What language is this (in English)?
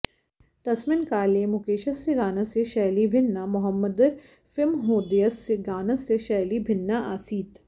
Sanskrit